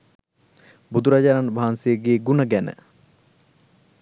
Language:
Sinhala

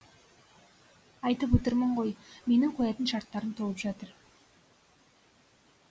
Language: Kazakh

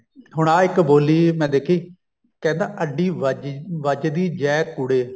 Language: Punjabi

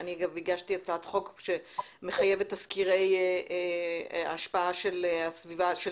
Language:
Hebrew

